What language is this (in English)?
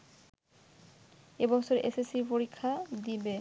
Bangla